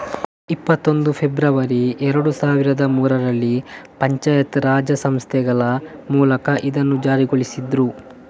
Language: Kannada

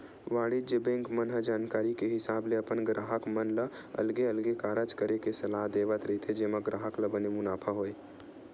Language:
Chhattisgarhi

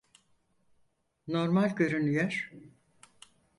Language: Turkish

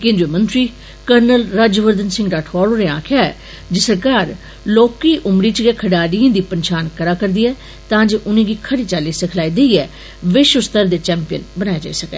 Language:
Dogri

